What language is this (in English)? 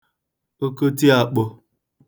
Igbo